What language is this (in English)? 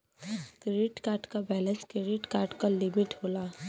Bhojpuri